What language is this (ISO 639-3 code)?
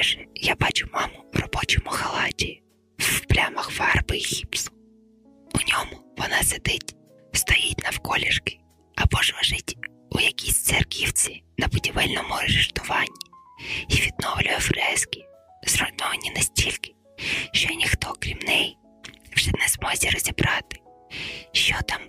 ukr